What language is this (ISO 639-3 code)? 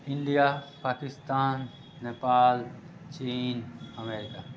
mai